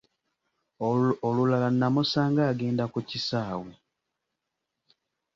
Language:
Ganda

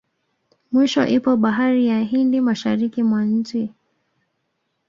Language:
Swahili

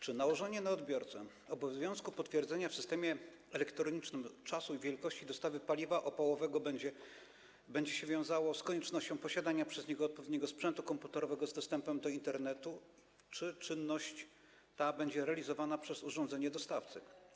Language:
Polish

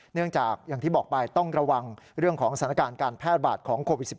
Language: Thai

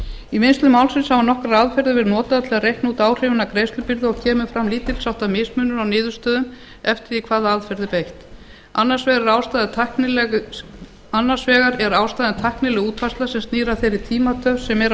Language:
Icelandic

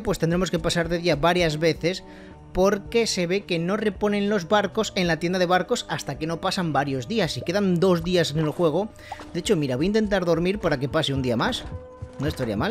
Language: Spanish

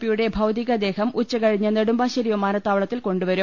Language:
Malayalam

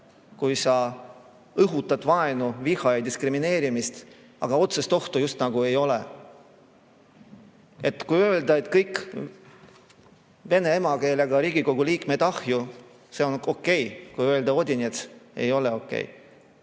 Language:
Estonian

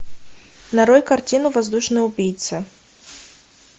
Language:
Russian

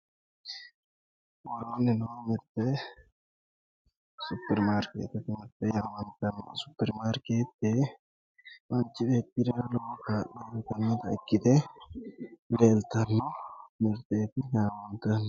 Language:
Sidamo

